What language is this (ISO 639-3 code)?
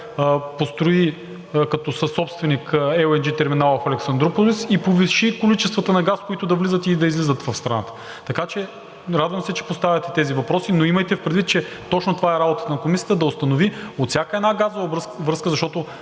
bul